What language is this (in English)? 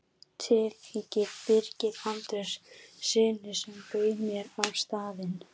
Icelandic